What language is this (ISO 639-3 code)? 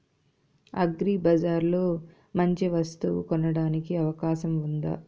tel